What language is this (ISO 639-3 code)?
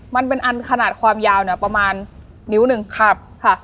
tha